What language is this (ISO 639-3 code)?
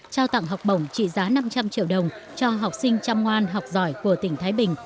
vie